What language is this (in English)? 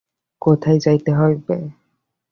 Bangla